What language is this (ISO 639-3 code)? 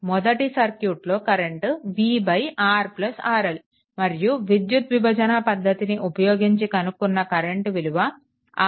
tel